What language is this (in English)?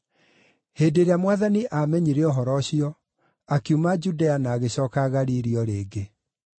Kikuyu